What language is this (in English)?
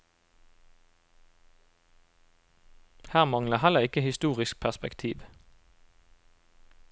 Norwegian